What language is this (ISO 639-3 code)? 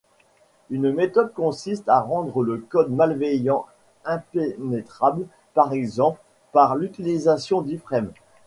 fra